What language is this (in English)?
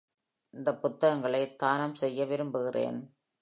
Tamil